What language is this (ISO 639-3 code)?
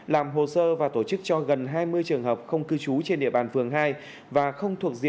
vie